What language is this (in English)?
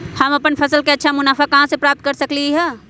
Magahi